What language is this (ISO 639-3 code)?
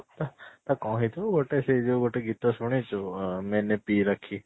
ori